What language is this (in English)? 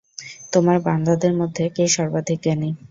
Bangla